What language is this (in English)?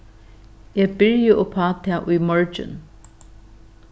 Faroese